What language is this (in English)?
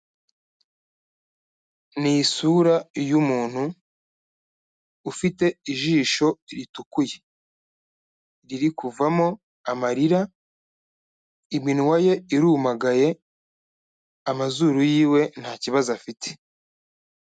Kinyarwanda